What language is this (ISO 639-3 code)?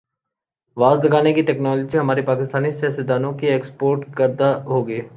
urd